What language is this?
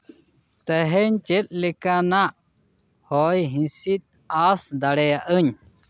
Santali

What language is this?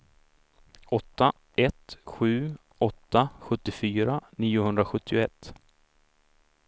Swedish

